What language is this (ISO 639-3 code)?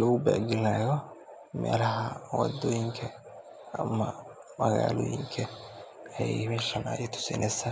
som